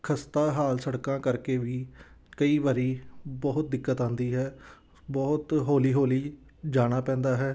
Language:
Punjabi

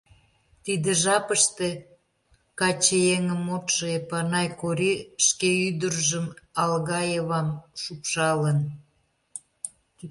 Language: Mari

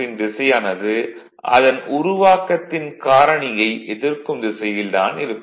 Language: Tamil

